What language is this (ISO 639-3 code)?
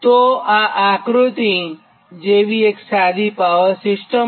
guj